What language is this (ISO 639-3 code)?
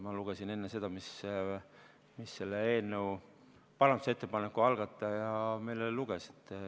est